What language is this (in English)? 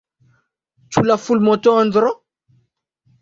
Esperanto